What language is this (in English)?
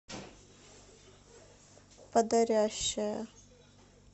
Russian